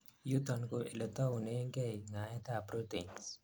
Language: Kalenjin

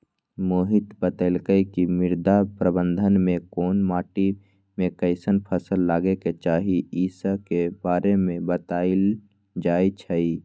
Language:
Magahi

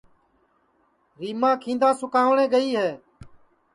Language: Sansi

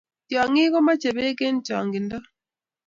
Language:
Kalenjin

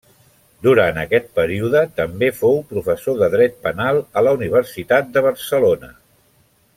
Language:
Catalan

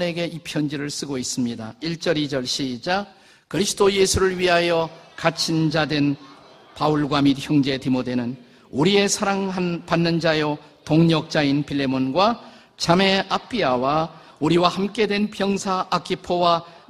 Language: Korean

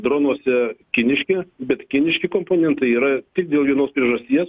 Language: Lithuanian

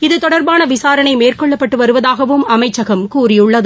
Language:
Tamil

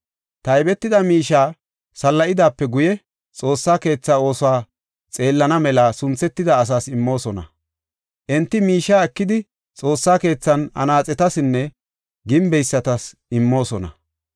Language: Gofa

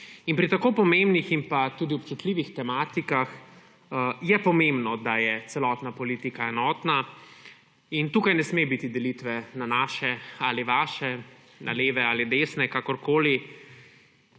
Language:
Slovenian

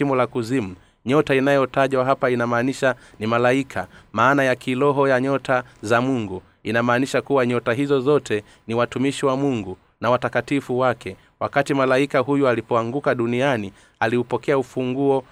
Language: Swahili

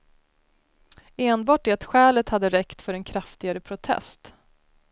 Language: Swedish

